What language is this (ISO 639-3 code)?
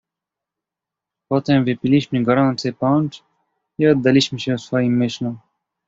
pol